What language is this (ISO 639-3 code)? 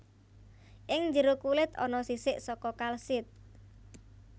jav